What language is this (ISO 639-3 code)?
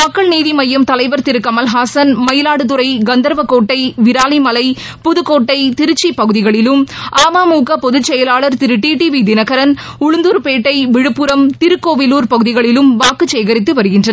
tam